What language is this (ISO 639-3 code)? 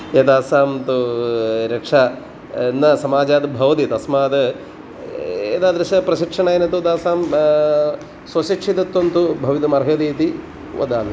san